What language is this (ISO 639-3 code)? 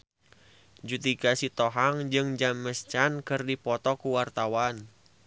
sun